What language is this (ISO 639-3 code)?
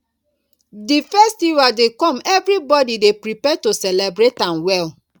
pcm